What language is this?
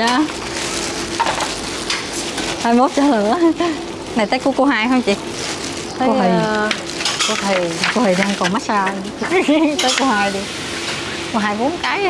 Vietnamese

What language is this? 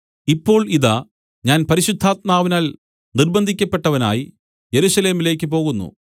Malayalam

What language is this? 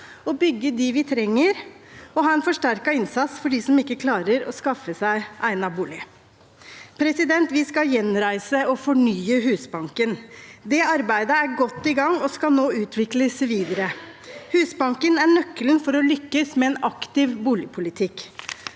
Norwegian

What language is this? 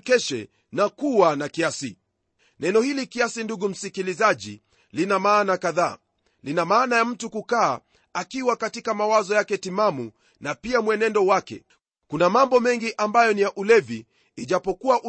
Swahili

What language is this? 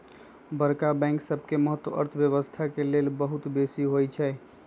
Magahi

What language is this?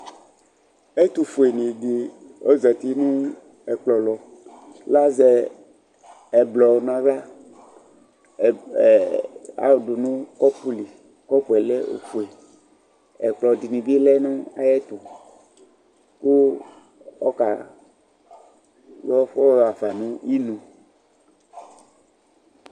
Ikposo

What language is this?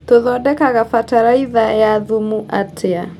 Kikuyu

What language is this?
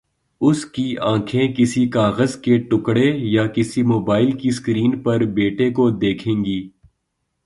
Urdu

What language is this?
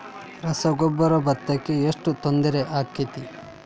Kannada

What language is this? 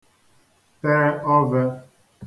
Igbo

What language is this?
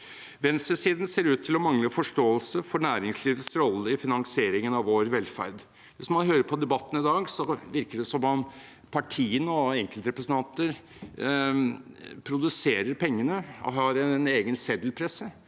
Norwegian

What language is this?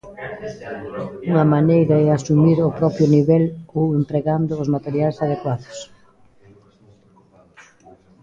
Galician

